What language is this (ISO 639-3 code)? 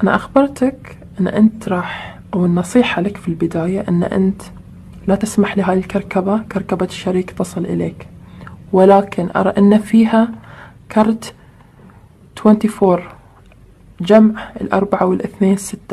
ara